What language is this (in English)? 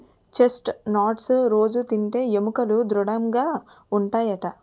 Telugu